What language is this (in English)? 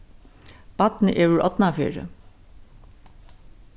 Faroese